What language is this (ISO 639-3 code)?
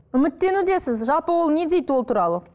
kaz